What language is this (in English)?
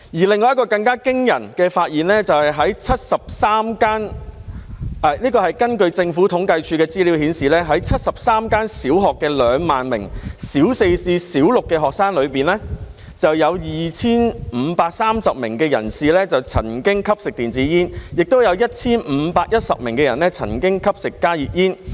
Cantonese